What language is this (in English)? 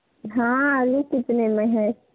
Hindi